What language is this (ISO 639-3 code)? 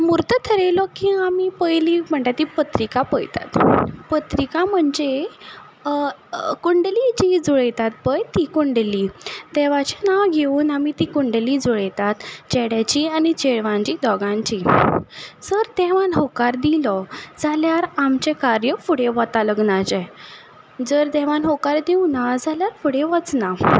kok